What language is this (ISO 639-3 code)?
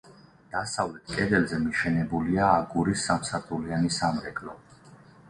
kat